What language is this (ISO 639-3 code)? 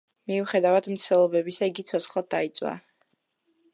kat